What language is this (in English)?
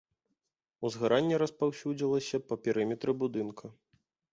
Belarusian